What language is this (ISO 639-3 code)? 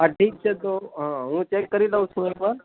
guj